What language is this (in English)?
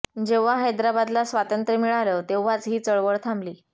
Marathi